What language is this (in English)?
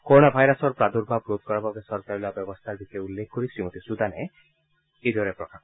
Assamese